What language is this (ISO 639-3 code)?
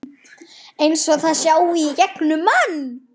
isl